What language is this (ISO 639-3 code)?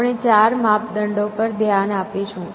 guj